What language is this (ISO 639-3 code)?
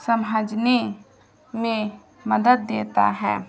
urd